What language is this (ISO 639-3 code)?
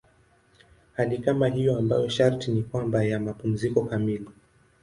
swa